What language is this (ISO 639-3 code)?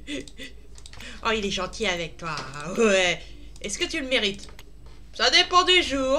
fra